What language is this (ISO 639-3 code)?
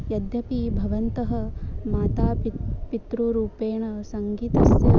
san